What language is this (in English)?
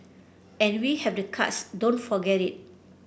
English